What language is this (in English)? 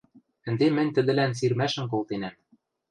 Western Mari